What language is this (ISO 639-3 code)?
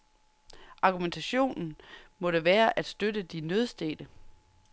dan